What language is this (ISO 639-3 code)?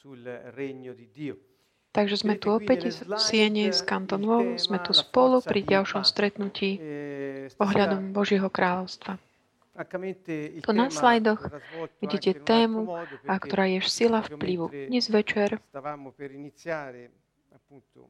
slk